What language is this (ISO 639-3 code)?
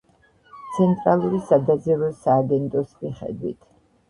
kat